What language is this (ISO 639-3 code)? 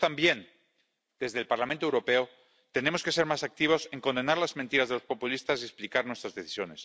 spa